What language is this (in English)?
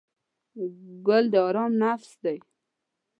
Pashto